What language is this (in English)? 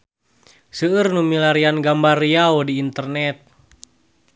Sundanese